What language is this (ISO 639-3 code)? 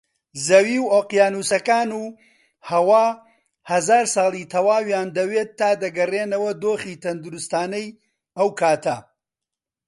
ckb